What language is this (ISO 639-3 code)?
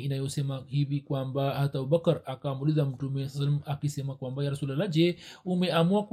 swa